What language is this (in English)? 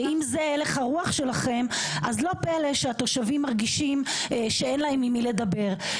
Hebrew